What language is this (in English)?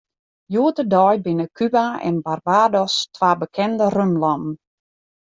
Western Frisian